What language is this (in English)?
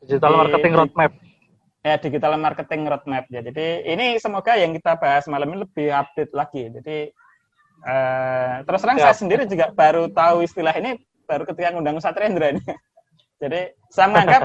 Indonesian